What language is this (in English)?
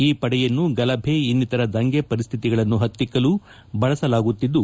Kannada